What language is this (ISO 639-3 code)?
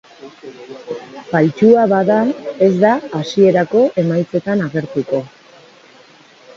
eus